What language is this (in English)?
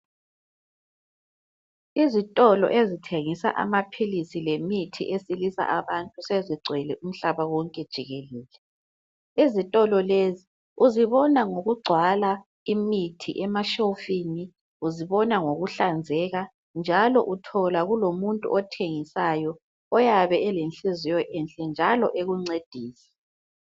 North Ndebele